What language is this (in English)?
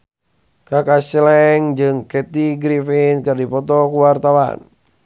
Sundanese